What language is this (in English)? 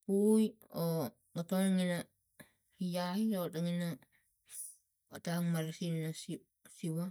Tigak